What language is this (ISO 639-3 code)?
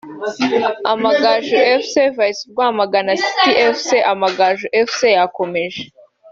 kin